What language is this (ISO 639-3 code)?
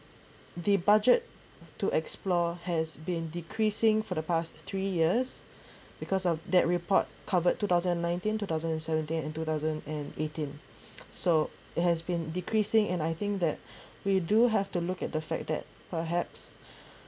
eng